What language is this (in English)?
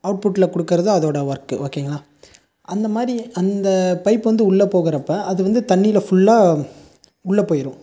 Tamil